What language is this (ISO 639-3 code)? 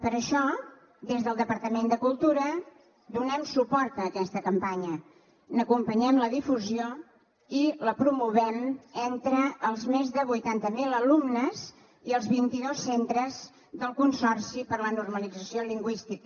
cat